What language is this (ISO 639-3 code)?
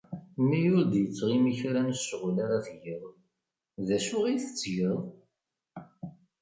kab